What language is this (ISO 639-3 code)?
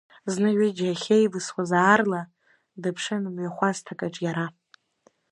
abk